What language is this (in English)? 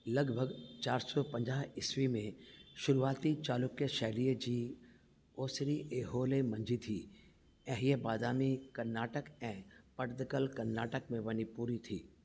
Sindhi